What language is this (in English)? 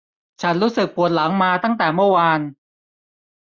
Thai